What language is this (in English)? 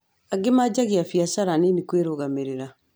Kikuyu